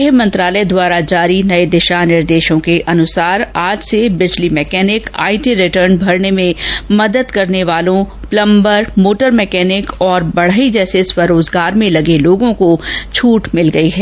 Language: Hindi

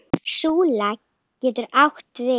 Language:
Icelandic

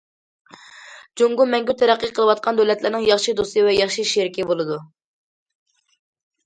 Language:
Uyghur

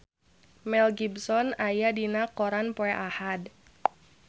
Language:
Sundanese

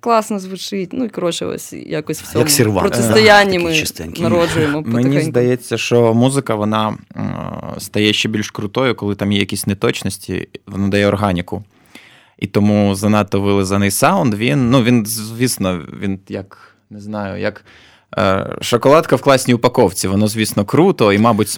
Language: Ukrainian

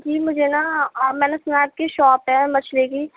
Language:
Urdu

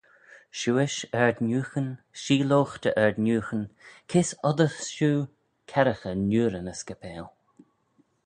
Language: Manx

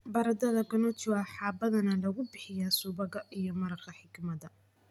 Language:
Somali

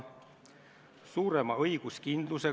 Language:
Estonian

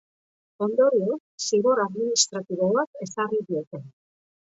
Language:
Basque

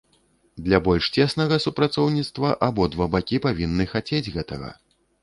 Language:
Belarusian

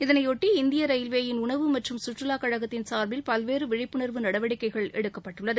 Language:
Tamil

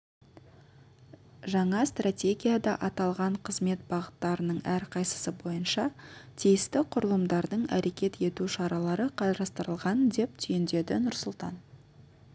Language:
Kazakh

